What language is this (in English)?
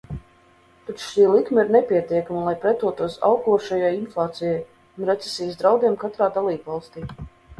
Latvian